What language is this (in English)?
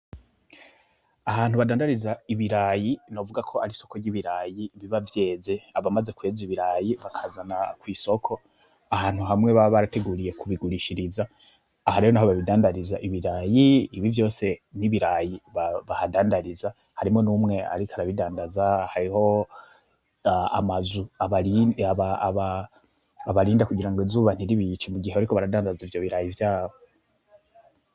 Rundi